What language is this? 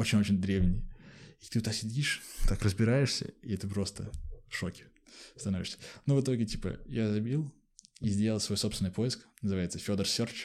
Russian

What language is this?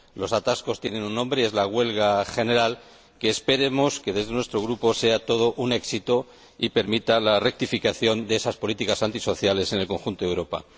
Spanish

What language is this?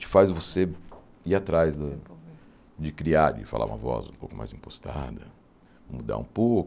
Portuguese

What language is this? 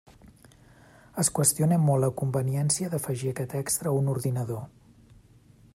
Catalan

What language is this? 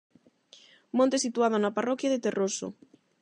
Galician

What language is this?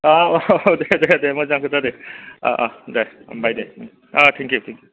Bodo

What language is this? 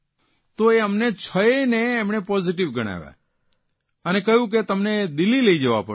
Gujarati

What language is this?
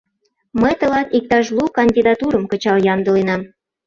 Mari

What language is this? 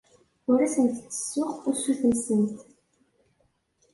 Kabyle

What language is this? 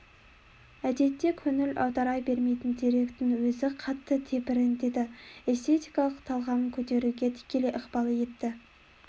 Kazakh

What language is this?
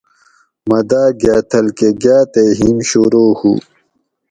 Gawri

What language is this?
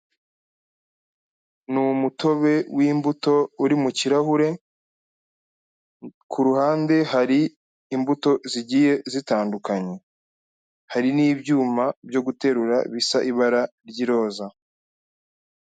Kinyarwanda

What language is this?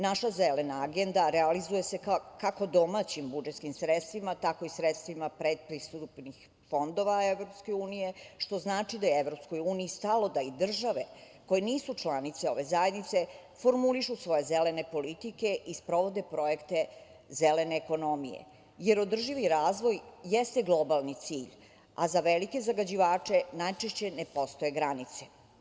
Serbian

